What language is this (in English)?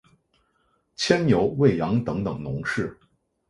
Chinese